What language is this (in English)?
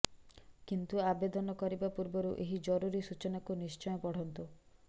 Odia